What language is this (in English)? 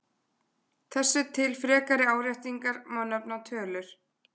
Icelandic